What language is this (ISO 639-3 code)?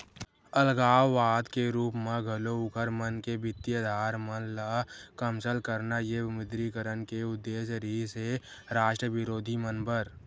hne